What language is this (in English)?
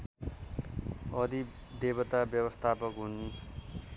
Nepali